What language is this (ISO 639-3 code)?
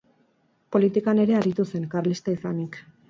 eus